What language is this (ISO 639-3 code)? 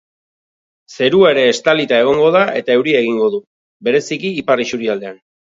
eus